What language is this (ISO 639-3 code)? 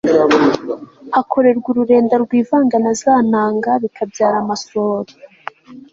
kin